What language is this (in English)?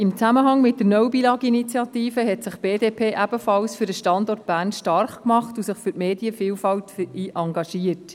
Swiss German